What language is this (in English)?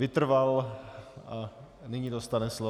Czech